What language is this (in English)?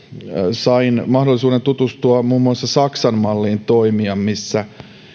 Finnish